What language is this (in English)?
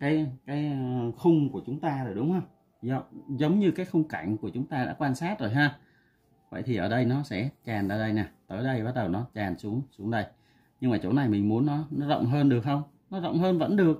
Vietnamese